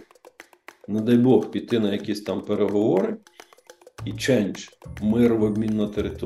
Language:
Ukrainian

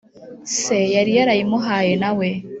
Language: Kinyarwanda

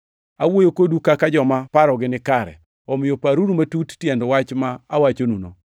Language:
Luo (Kenya and Tanzania)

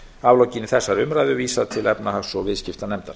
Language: Icelandic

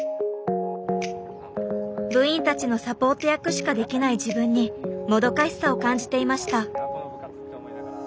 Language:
Japanese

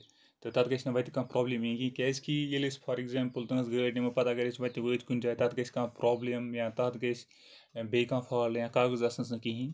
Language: Kashmiri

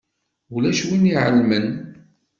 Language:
Kabyle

